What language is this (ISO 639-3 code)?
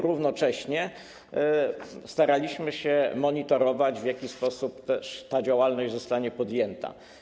pol